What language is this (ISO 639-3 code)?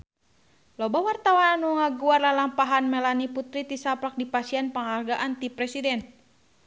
sun